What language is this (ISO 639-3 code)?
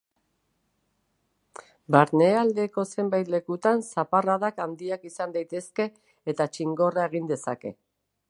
eus